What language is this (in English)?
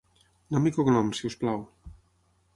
Catalan